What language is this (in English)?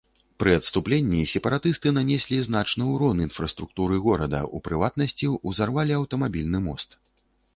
Belarusian